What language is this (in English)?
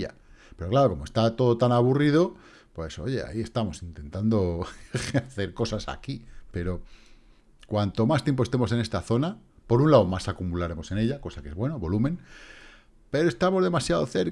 Spanish